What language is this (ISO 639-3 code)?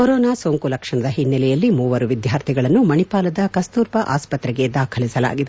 kan